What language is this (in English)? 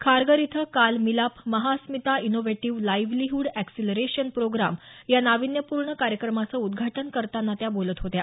Marathi